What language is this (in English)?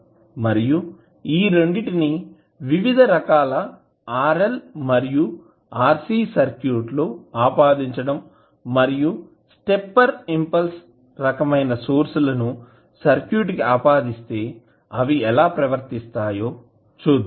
Telugu